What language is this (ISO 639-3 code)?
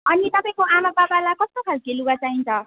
nep